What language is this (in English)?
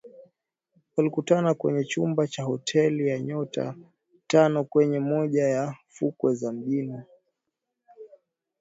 Swahili